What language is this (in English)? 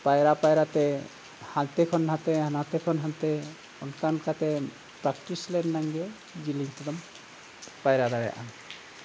Santali